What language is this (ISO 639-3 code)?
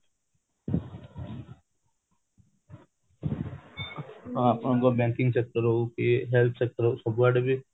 ori